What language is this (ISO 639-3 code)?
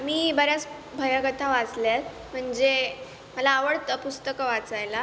mar